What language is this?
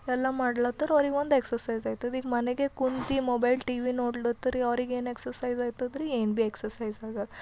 Kannada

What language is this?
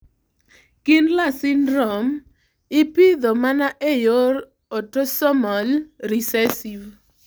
Luo (Kenya and Tanzania)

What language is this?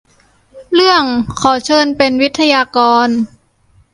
Thai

